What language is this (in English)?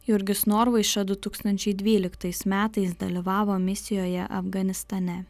Lithuanian